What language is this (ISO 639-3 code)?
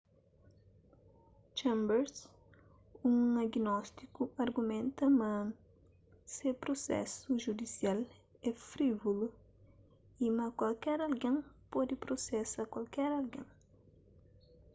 kea